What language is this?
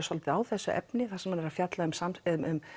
Icelandic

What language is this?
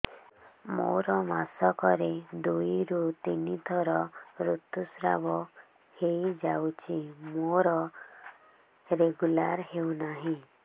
Odia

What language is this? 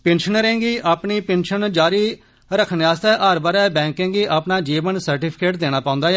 Dogri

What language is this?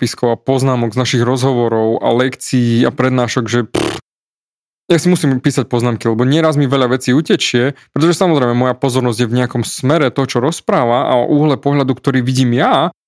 Slovak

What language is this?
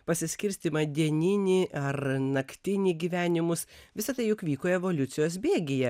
Lithuanian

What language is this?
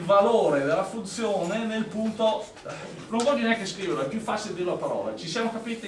Italian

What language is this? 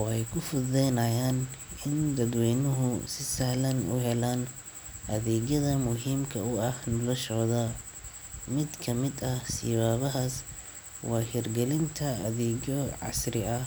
Somali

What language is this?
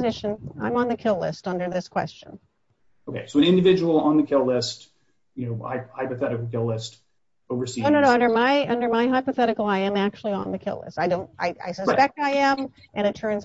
English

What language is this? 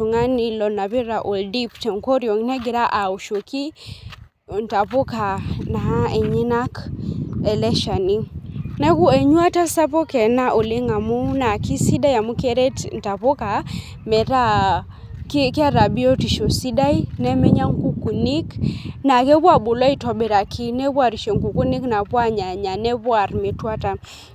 Masai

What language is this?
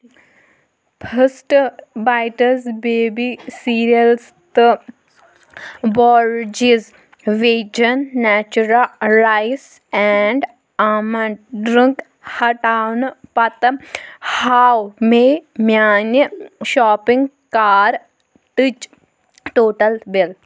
Kashmiri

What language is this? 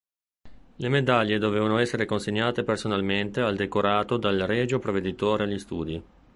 Italian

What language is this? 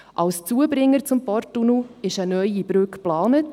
Swiss German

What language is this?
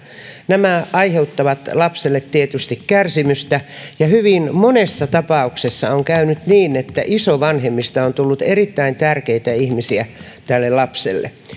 Finnish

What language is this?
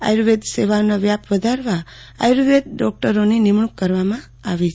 Gujarati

